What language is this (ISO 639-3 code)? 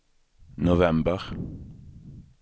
swe